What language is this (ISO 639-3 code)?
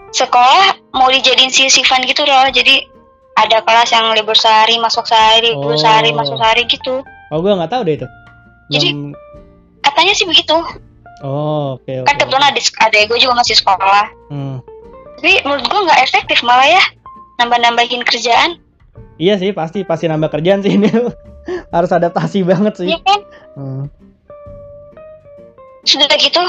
ind